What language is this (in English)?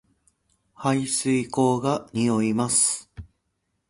Japanese